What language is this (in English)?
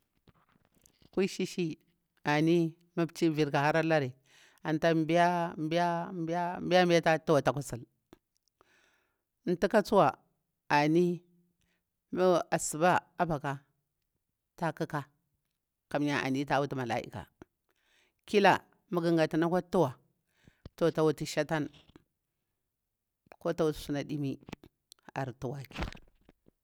Bura-Pabir